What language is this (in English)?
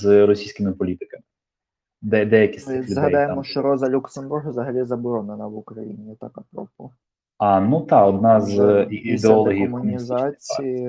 Ukrainian